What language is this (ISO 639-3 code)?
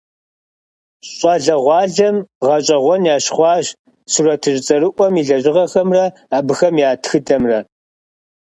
kbd